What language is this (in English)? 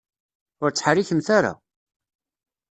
Kabyle